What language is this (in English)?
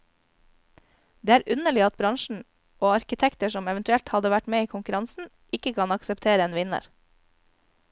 Norwegian